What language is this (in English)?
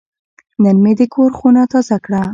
Pashto